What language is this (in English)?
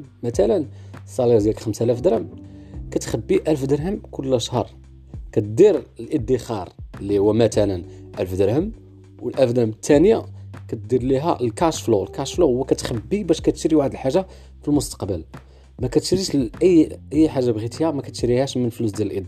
Arabic